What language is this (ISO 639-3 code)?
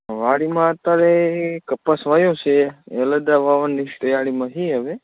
guj